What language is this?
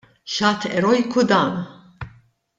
Maltese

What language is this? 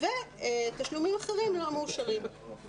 Hebrew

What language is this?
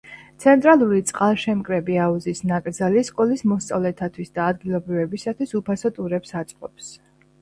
Georgian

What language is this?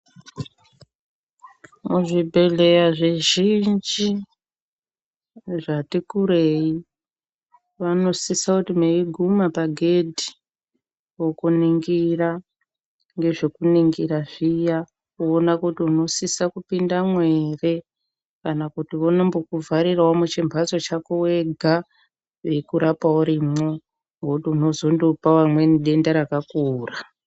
Ndau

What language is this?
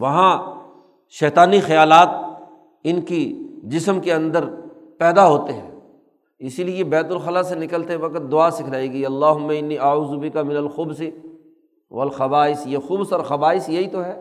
Urdu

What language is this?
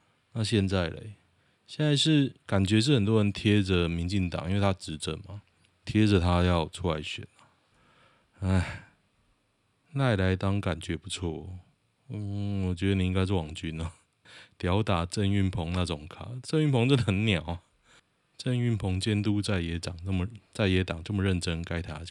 Chinese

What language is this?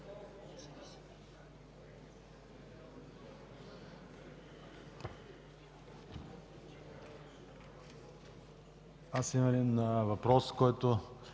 Bulgarian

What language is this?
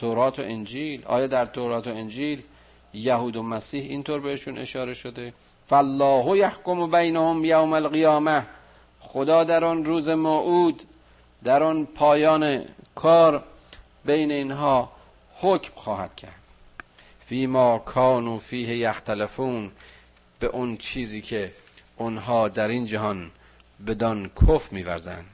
Persian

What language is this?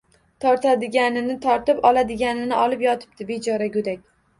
Uzbek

